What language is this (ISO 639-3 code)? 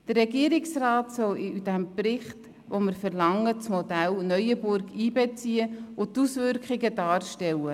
gsw